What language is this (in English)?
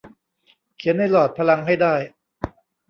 Thai